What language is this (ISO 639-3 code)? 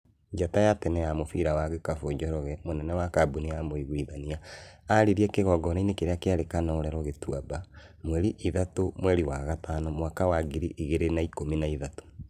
kik